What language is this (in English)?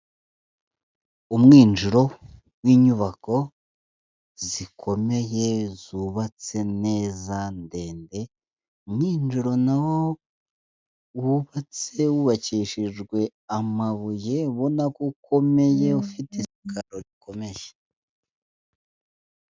Kinyarwanda